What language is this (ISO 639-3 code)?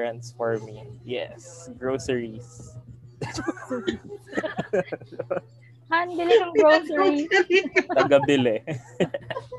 fil